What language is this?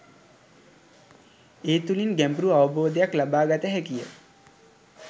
Sinhala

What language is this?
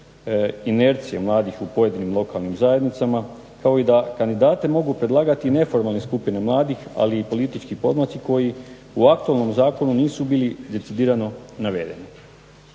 Croatian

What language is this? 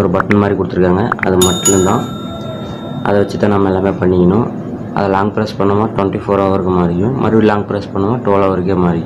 Indonesian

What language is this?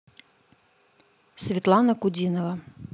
Russian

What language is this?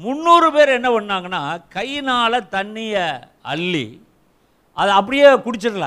Tamil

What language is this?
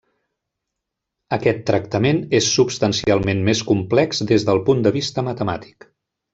Catalan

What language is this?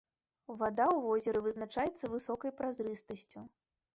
Belarusian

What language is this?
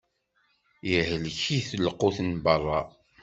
Kabyle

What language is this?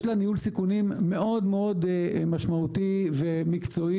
Hebrew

